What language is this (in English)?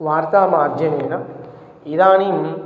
Sanskrit